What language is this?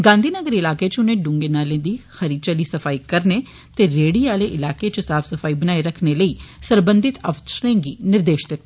Dogri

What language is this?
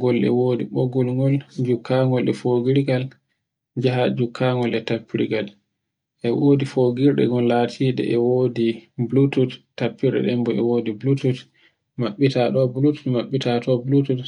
Borgu Fulfulde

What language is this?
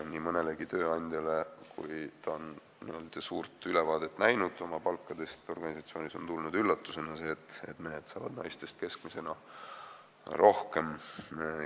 Estonian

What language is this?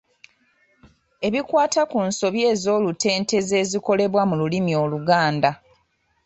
Ganda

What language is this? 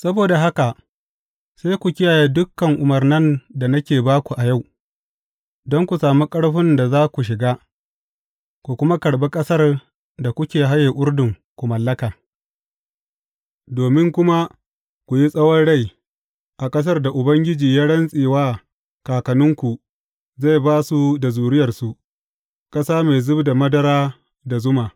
Hausa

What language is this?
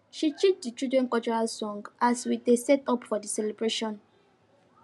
Nigerian Pidgin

